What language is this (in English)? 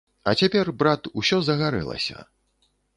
Belarusian